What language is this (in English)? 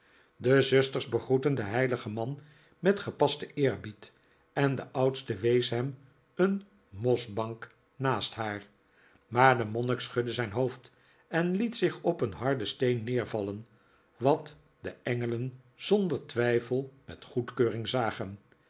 Dutch